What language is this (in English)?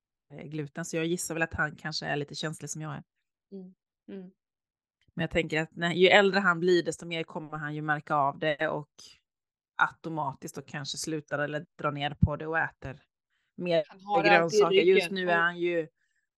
Swedish